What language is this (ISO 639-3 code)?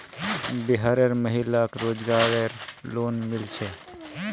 mag